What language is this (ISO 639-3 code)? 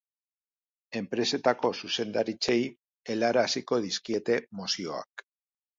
eus